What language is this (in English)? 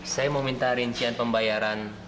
Indonesian